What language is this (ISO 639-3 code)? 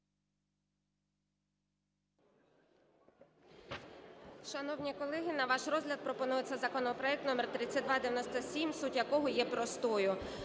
ukr